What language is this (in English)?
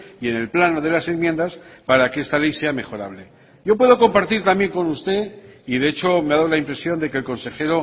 Spanish